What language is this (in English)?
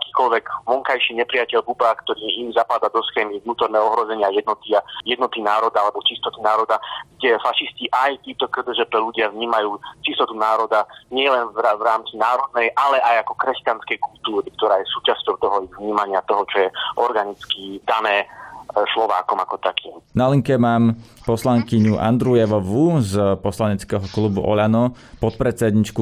Slovak